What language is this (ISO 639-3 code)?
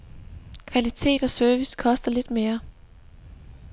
dan